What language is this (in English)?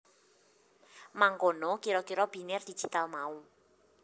Javanese